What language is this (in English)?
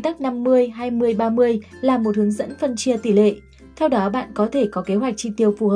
Vietnamese